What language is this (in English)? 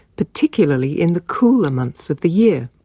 English